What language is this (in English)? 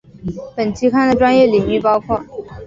Chinese